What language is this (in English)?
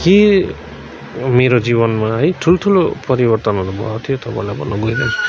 Nepali